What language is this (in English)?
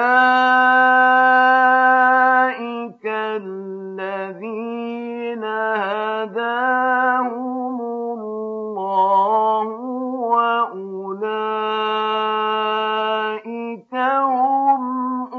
Arabic